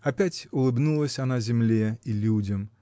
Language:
Russian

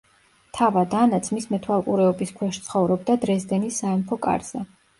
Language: Georgian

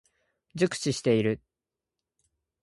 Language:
Japanese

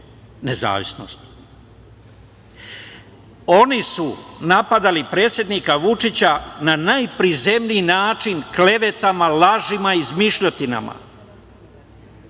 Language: Serbian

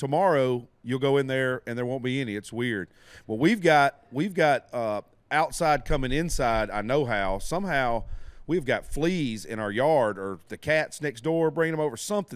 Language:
English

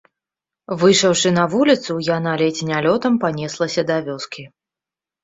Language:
Belarusian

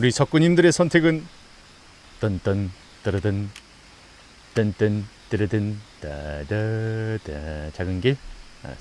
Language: Korean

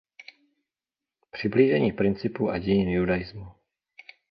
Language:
Czech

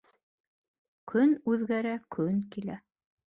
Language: Bashkir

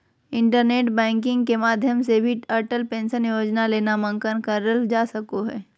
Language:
Magahi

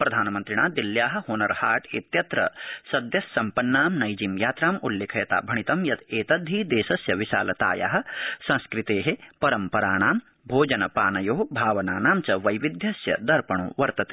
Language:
Sanskrit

